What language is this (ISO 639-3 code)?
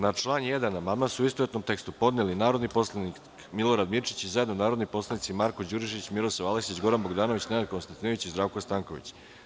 srp